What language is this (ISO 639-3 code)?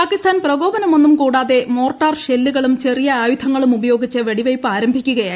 mal